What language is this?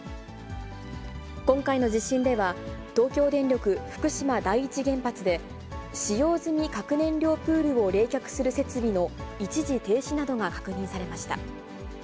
Japanese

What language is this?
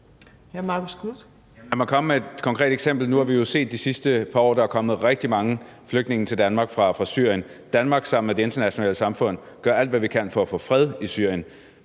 Danish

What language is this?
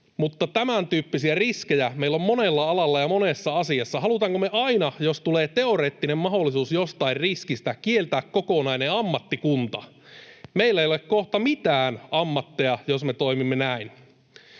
Finnish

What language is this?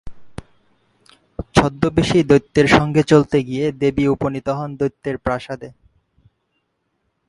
Bangla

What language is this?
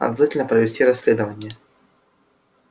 Russian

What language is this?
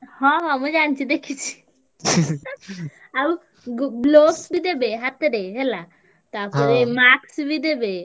Odia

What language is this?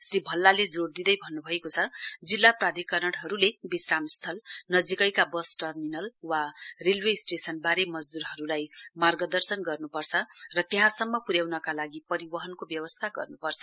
Nepali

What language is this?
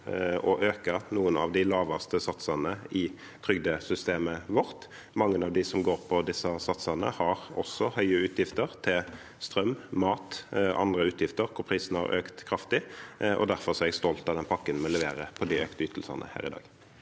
Norwegian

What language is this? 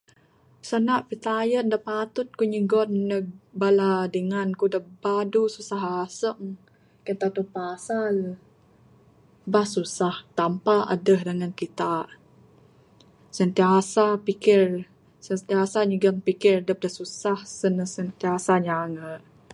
Bukar-Sadung Bidayuh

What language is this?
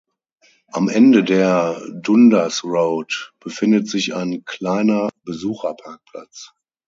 German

